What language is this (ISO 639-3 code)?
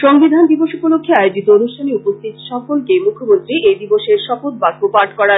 ben